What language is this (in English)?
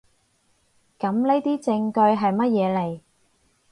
Cantonese